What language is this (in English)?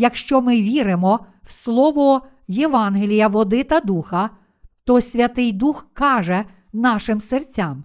Ukrainian